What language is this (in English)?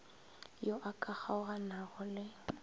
Northern Sotho